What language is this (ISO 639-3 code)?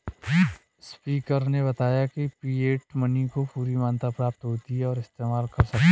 hin